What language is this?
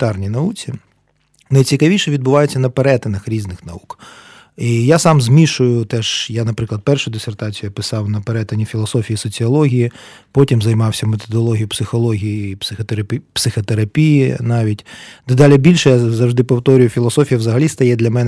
Ukrainian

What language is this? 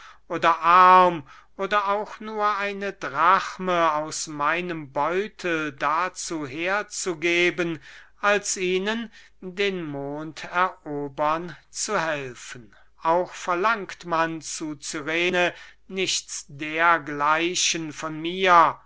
German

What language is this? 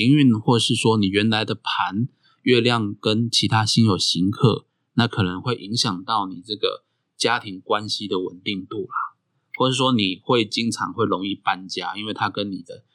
Chinese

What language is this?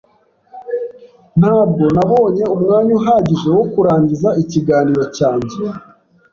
Kinyarwanda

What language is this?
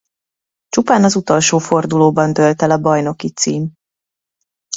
Hungarian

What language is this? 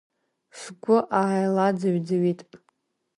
Abkhazian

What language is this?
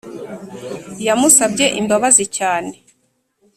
Kinyarwanda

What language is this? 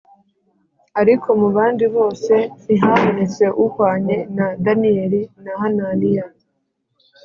Kinyarwanda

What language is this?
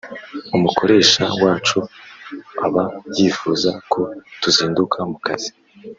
Kinyarwanda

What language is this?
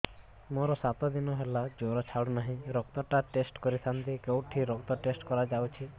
Odia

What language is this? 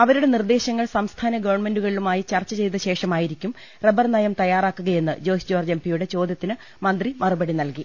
Malayalam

